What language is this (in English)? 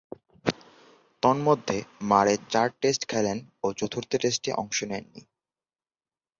Bangla